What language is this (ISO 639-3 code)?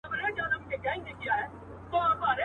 pus